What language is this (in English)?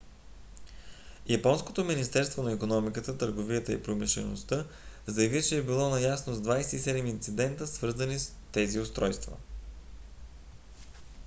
Bulgarian